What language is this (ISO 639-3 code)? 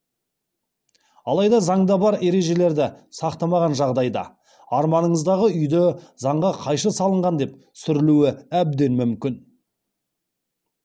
kaz